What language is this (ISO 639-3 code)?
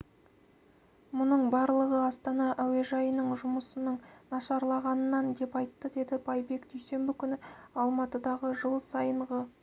kaz